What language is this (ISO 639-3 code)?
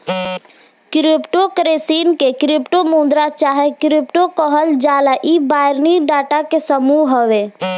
bho